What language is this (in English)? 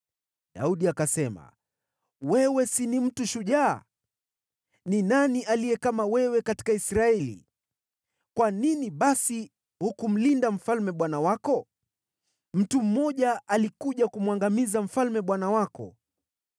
Swahili